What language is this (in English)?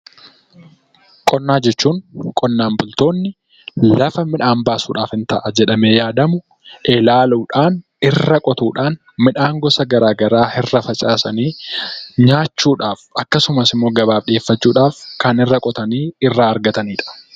Oromo